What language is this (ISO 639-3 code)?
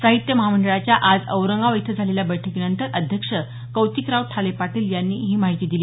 mar